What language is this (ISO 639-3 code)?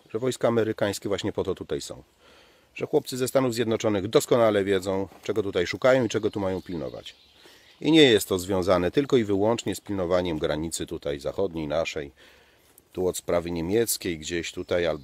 pol